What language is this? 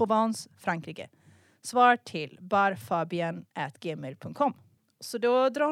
Swedish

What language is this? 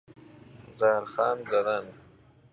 Persian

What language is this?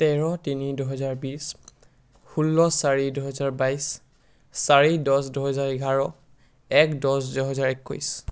Assamese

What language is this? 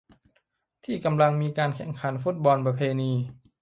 Thai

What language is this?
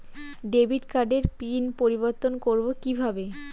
Bangla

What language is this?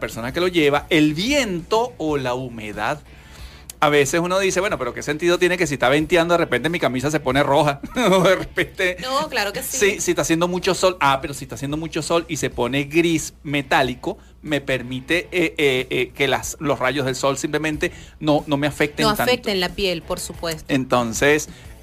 Spanish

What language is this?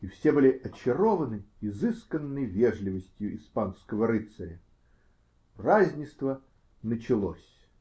Russian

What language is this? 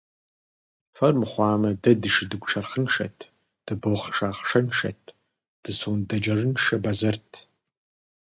Kabardian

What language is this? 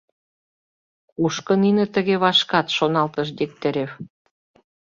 Mari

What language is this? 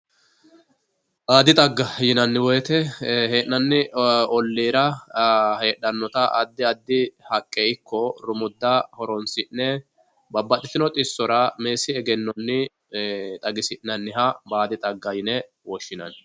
Sidamo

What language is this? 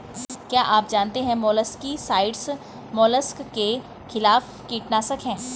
Hindi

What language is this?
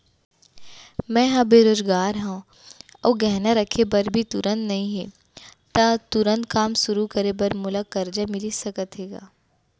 Chhattisgarhi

